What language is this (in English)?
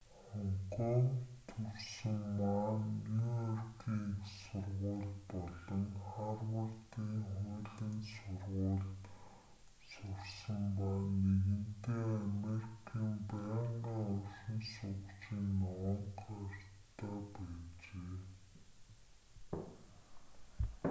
Mongolian